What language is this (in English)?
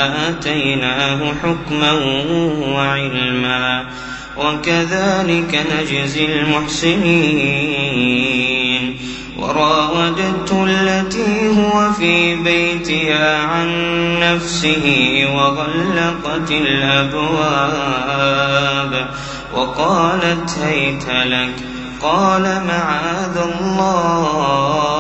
Arabic